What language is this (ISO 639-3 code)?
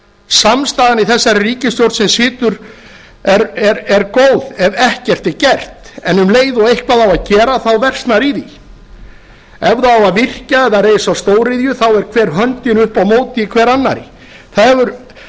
isl